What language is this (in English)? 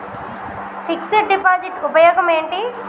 Telugu